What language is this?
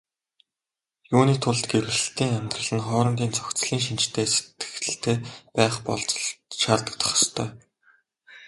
Mongolian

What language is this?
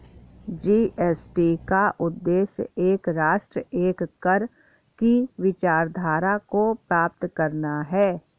Hindi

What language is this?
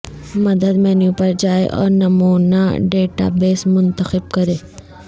Urdu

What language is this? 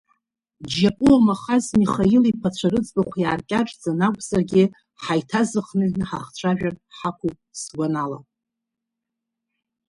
Abkhazian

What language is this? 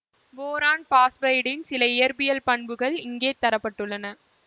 Tamil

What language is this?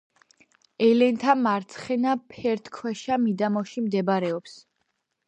Georgian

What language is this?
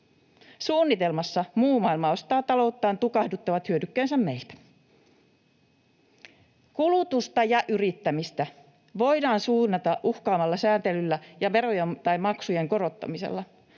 Finnish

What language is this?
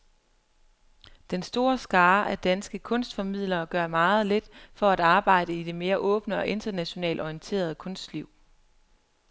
Danish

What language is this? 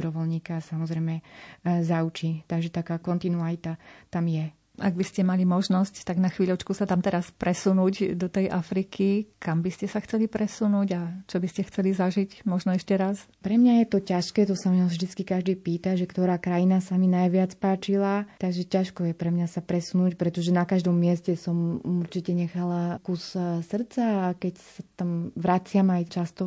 Slovak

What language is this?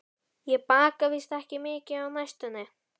Icelandic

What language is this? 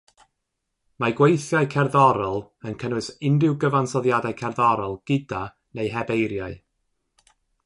Welsh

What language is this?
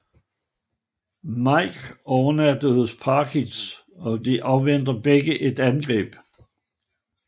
Danish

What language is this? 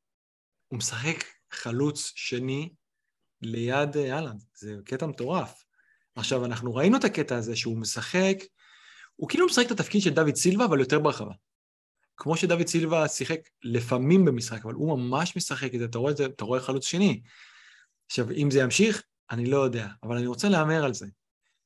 Hebrew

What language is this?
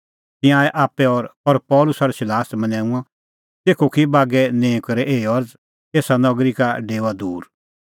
Kullu Pahari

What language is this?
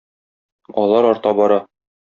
Tatar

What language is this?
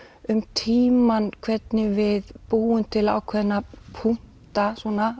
Icelandic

